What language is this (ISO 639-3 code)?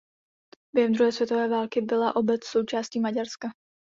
ces